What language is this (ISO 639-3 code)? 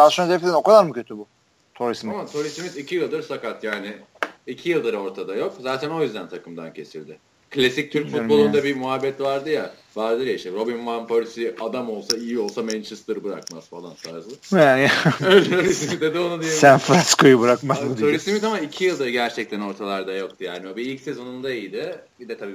tur